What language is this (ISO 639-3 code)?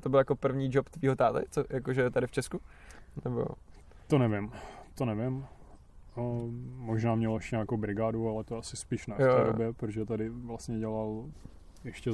ces